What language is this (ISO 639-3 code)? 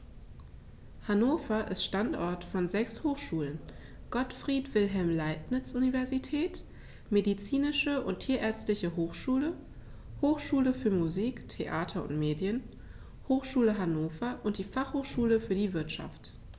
deu